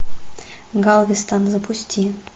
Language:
Russian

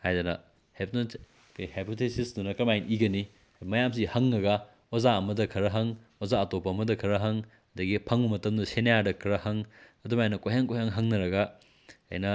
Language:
Manipuri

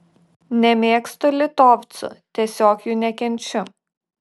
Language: Lithuanian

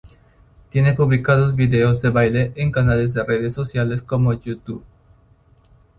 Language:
Spanish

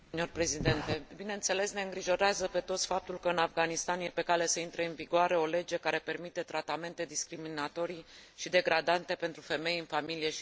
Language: Romanian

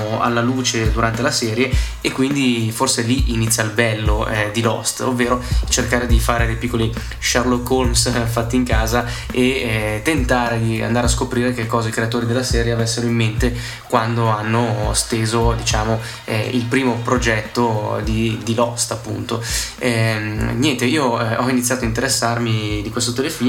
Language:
Italian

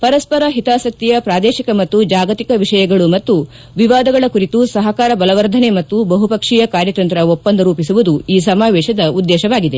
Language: Kannada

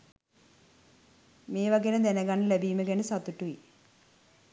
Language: Sinhala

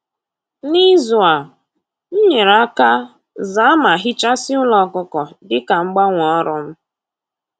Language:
Igbo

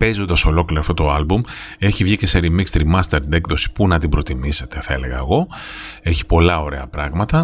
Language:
Greek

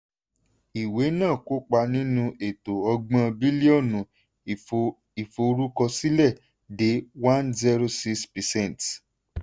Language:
Yoruba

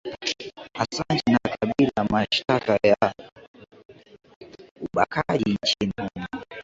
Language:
Swahili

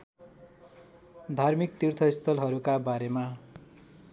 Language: Nepali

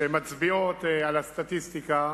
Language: Hebrew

